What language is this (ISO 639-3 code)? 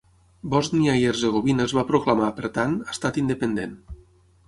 cat